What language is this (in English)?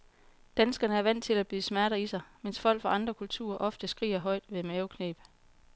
Danish